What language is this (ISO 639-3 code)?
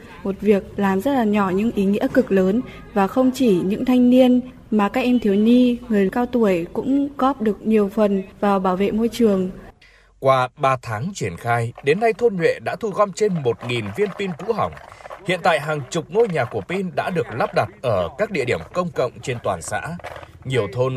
vie